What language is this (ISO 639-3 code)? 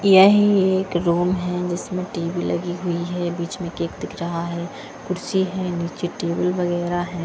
hin